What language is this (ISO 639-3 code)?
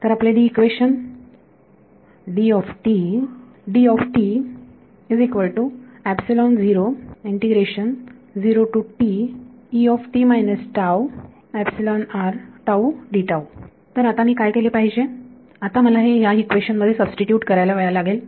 mar